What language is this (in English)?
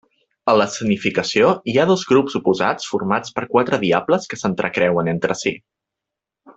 Catalan